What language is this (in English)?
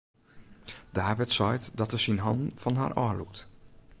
Western Frisian